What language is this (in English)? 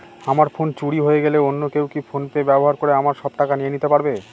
Bangla